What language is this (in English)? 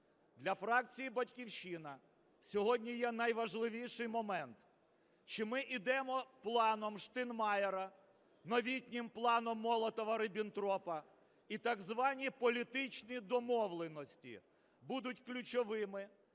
Ukrainian